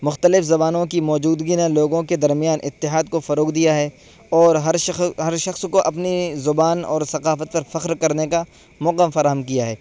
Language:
Urdu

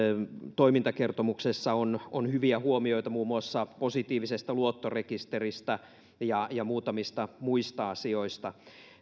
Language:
Finnish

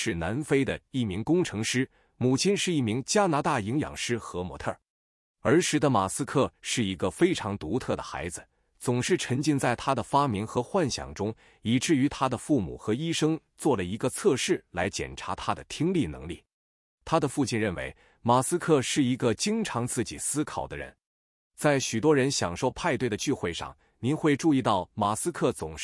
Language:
Chinese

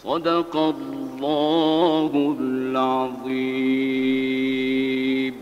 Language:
Arabic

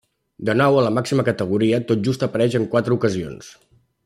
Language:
Catalan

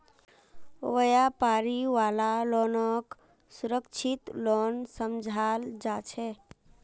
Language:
Magahi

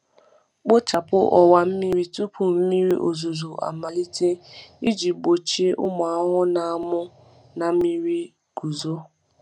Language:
Igbo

